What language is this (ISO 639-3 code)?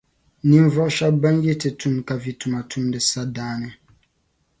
dag